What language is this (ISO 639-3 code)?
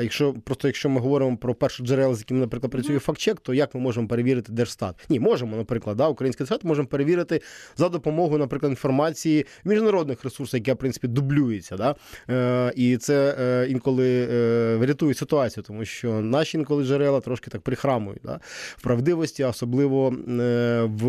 ukr